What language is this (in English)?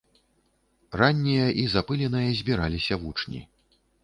Belarusian